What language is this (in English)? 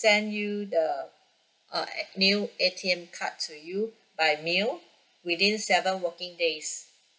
English